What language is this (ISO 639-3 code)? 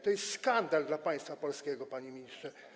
pol